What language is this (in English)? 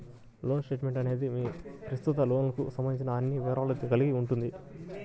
Telugu